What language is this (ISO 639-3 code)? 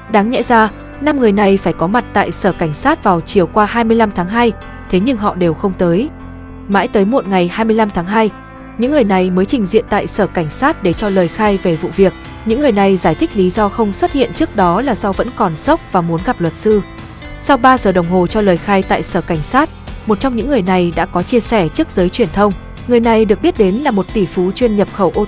vie